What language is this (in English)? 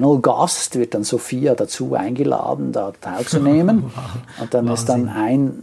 German